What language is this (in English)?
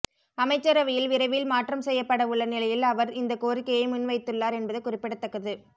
Tamil